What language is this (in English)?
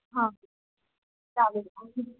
Marathi